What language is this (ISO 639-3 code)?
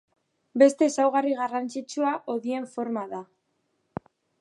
eus